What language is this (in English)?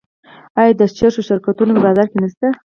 Pashto